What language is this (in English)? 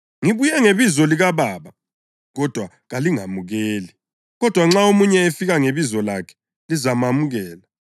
North Ndebele